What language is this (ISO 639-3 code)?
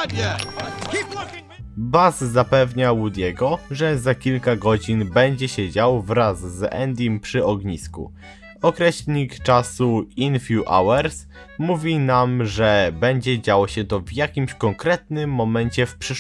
pol